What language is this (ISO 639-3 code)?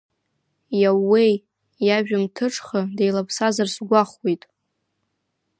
abk